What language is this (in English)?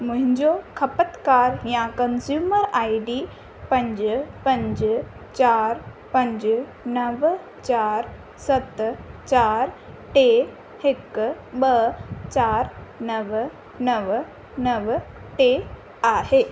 Sindhi